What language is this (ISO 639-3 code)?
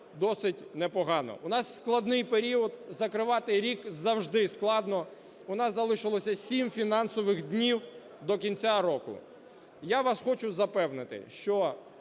ukr